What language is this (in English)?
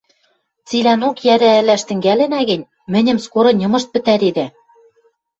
Western Mari